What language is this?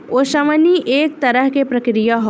Bhojpuri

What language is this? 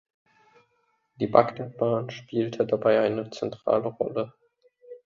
German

